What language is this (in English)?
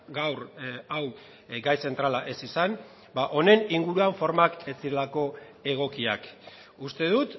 Basque